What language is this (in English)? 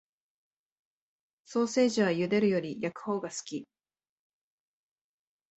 Japanese